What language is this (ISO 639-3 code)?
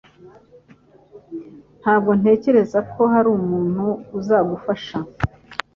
kin